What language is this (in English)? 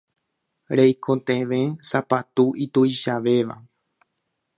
Guarani